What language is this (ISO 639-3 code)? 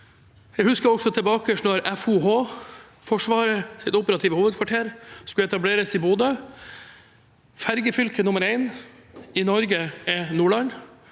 nor